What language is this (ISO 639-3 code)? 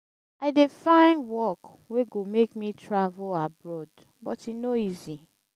pcm